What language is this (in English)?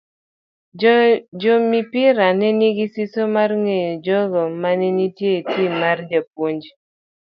Luo (Kenya and Tanzania)